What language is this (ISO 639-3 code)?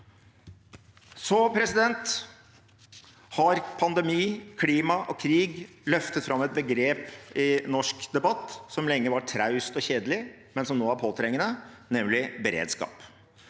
nor